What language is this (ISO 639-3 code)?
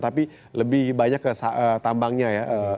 ind